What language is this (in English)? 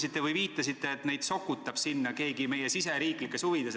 Estonian